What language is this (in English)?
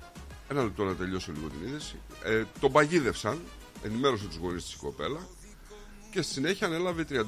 Greek